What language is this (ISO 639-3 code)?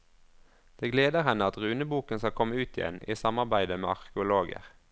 nor